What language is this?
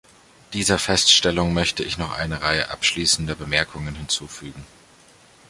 German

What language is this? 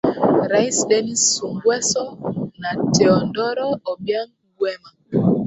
Swahili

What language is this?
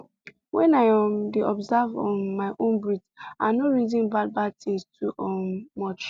Nigerian Pidgin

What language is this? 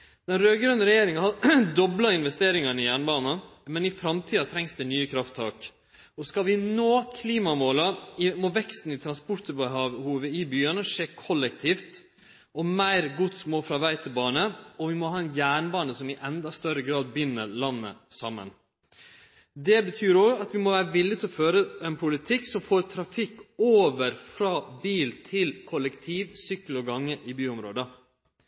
Norwegian Nynorsk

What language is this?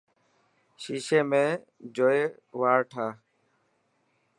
Dhatki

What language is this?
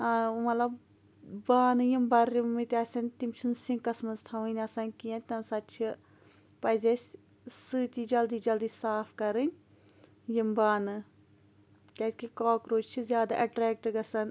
Kashmiri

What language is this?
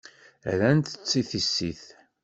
Kabyle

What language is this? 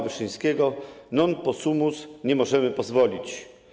Polish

